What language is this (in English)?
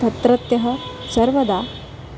Sanskrit